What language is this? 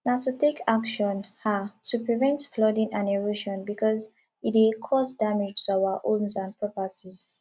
Nigerian Pidgin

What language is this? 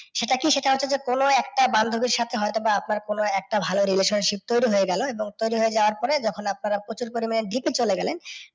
Bangla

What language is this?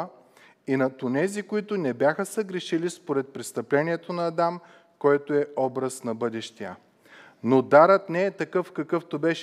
Bulgarian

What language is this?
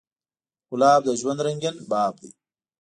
Pashto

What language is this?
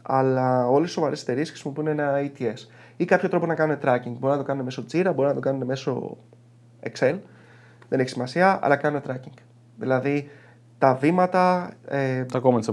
Greek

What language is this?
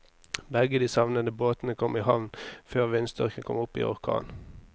Norwegian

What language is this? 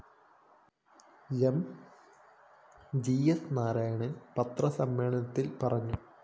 Malayalam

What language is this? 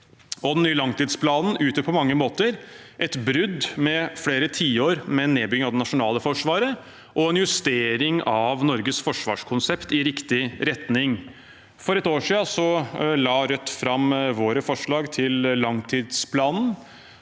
Norwegian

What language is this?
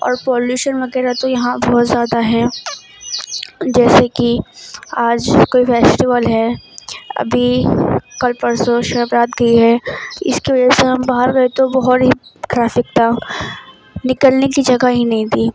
Urdu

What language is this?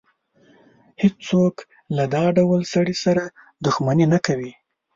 Pashto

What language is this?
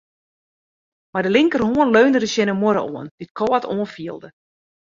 Western Frisian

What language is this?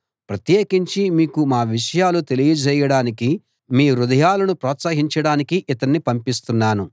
Telugu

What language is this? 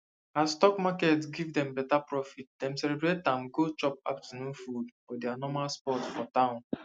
Nigerian Pidgin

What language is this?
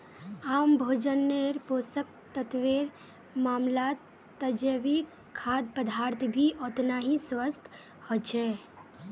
Magahi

